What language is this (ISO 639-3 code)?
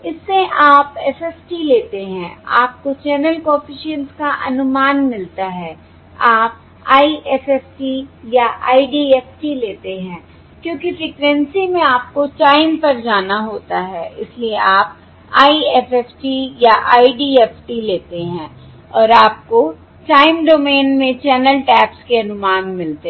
hin